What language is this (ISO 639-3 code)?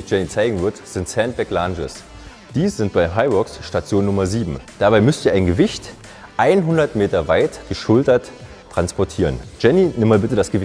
deu